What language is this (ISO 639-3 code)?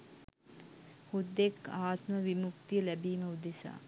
sin